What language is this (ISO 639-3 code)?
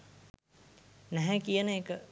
sin